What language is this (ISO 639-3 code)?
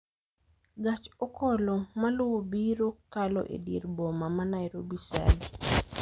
luo